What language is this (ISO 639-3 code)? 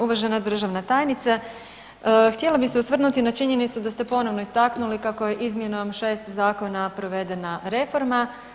hrv